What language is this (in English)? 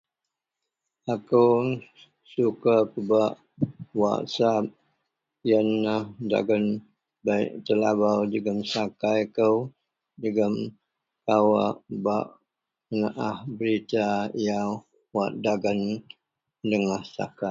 Central Melanau